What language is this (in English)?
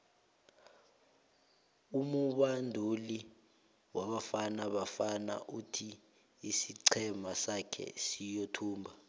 South Ndebele